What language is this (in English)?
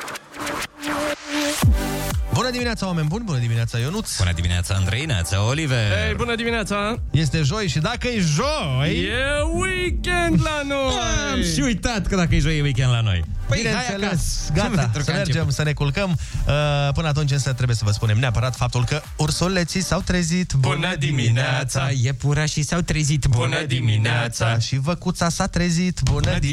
Romanian